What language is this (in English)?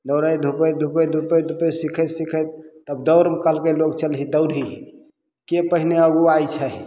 Maithili